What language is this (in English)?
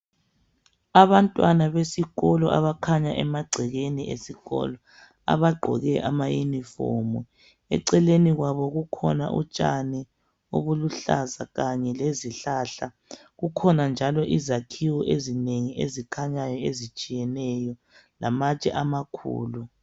North Ndebele